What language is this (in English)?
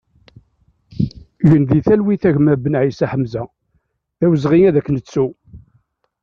Kabyle